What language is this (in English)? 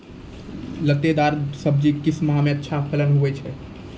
Maithili